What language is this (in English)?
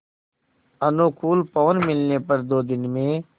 Hindi